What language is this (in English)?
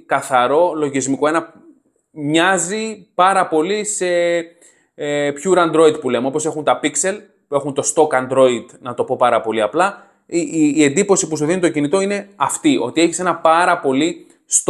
Greek